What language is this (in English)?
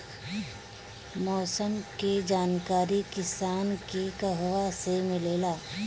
Bhojpuri